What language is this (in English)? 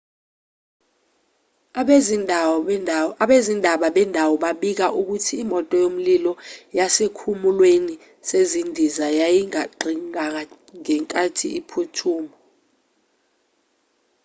Zulu